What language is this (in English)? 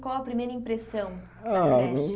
Portuguese